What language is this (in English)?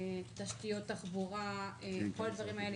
Hebrew